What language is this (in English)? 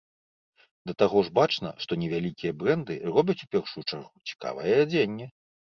Belarusian